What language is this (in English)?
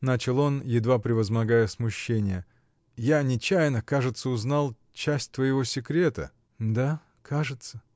Russian